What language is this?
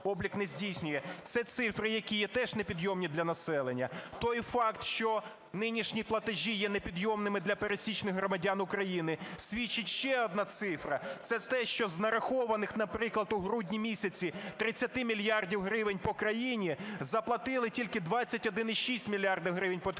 Ukrainian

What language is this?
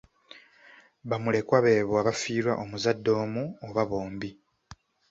Ganda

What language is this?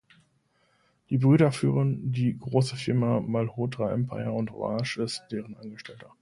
German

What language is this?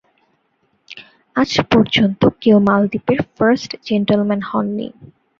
Bangla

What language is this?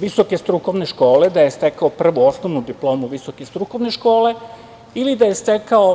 Serbian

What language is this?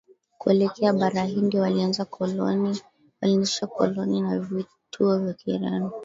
Swahili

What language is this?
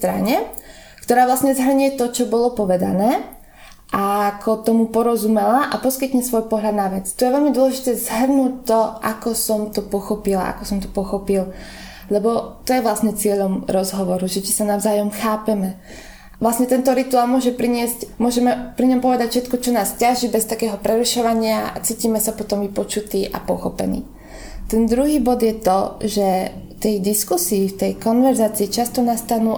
Slovak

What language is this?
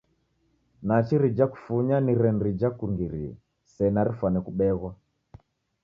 Taita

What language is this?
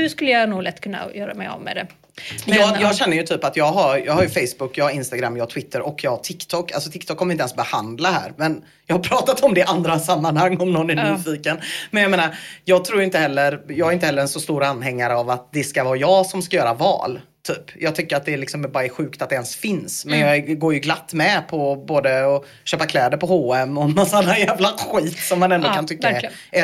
Swedish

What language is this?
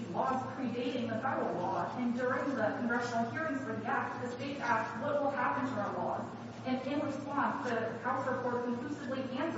English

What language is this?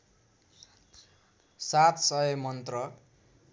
Nepali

